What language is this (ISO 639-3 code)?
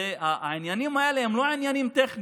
heb